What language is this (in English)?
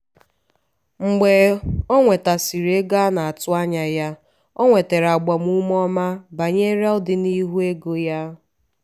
Igbo